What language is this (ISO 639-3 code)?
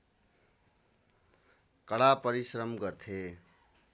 nep